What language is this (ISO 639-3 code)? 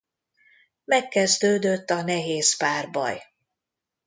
hun